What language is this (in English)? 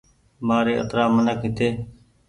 Goaria